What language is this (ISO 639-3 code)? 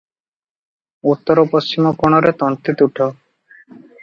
ori